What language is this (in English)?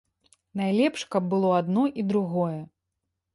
Belarusian